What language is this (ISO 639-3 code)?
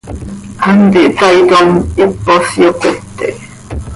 sei